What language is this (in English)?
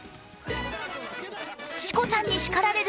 Japanese